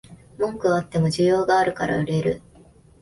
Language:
Japanese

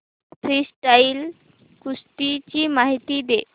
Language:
Marathi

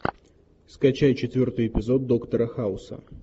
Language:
Russian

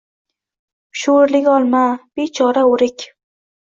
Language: Uzbek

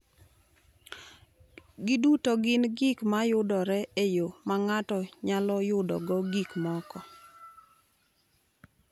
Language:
Luo (Kenya and Tanzania)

